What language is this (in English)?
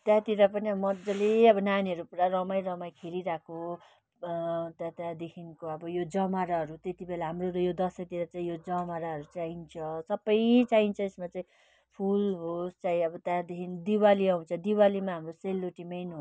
Nepali